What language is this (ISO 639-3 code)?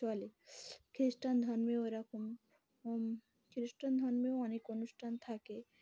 ben